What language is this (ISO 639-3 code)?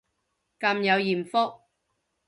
yue